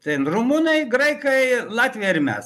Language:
Lithuanian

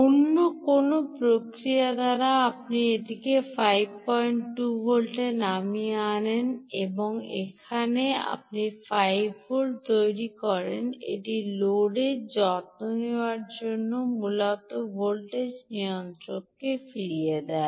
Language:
Bangla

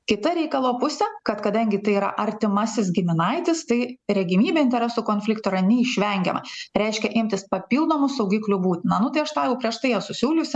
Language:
Lithuanian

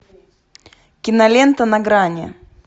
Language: Russian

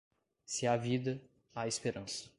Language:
Portuguese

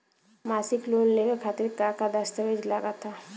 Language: Bhojpuri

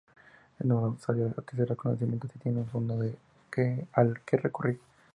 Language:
Spanish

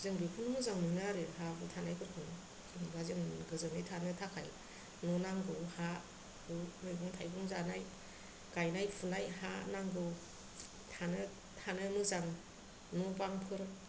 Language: Bodo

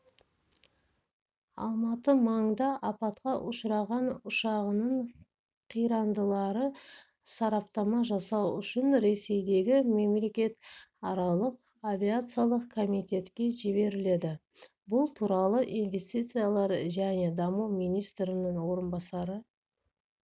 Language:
Kazakh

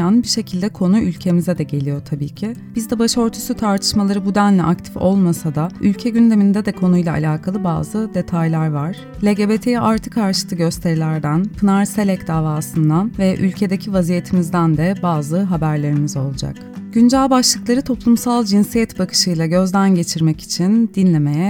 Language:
Turkish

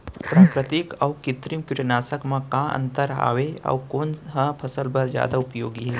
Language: Chhattisgarhi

